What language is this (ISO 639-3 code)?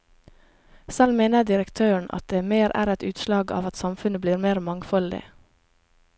nor